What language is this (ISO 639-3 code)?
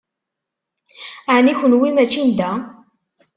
kab